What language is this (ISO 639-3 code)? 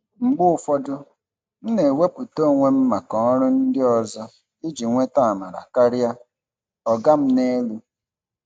ibo